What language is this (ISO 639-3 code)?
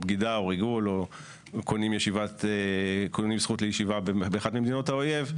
heb